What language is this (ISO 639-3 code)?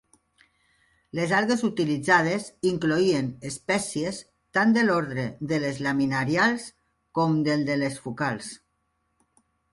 cat